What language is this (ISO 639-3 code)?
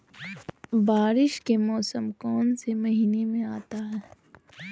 mag